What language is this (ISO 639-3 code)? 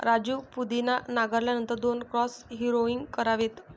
mar